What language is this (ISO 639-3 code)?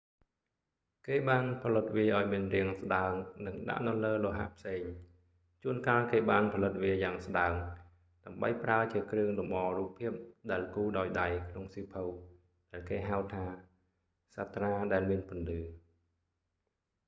khm